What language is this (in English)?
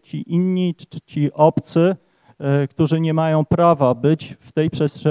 Polish